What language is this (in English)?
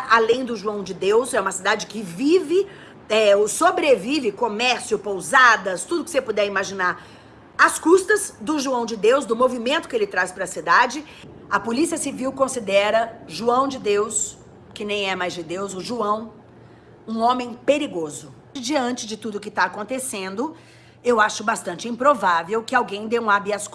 Portuguese